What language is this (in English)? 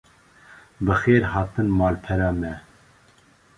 Kurdish